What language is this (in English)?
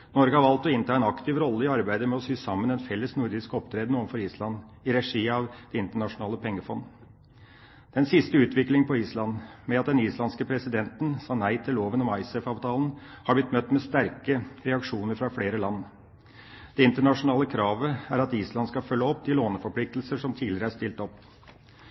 Norwegian Bokmål